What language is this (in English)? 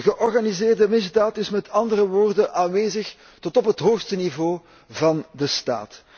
Dutch